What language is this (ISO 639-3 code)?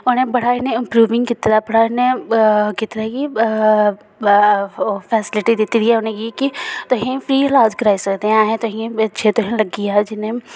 doi